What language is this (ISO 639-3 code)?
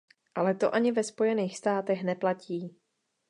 ces